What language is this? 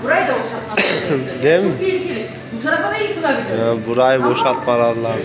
Turkish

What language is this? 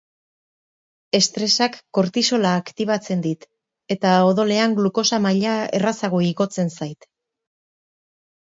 Basque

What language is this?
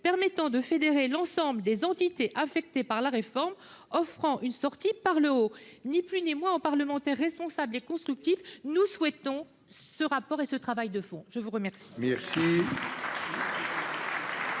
French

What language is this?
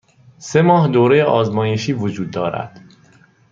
Persian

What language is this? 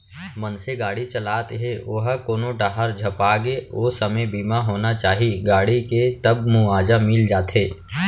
Chhattisgarhi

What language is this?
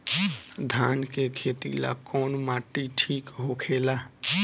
Bhojpuri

